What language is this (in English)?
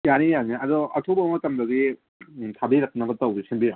Manipuri